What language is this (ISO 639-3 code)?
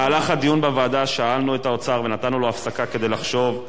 heb